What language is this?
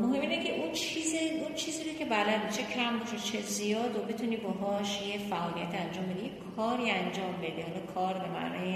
Persian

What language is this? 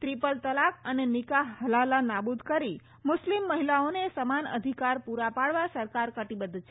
Gujarati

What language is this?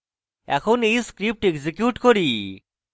Bangla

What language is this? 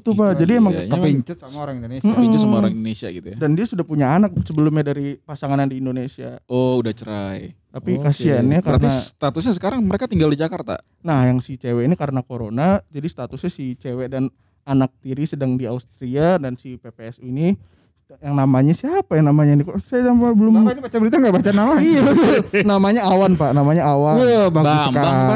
Indonesian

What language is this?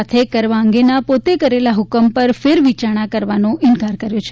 Gujarati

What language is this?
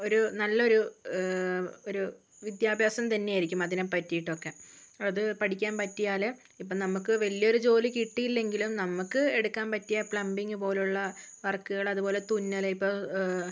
Malayalam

